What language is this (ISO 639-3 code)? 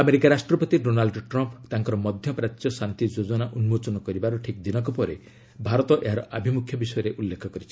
ori